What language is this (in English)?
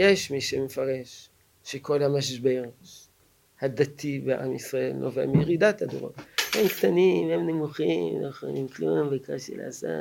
Hebrew